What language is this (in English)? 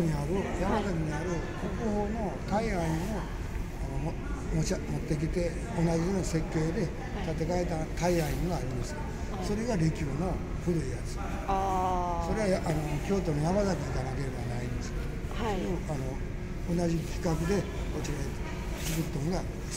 Japanese